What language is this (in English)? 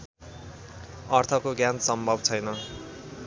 Nepali